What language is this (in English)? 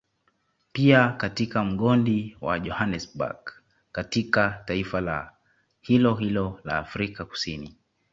Swahili